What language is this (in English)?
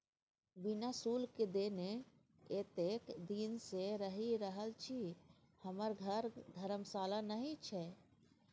Maithili